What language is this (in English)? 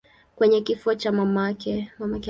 Swahili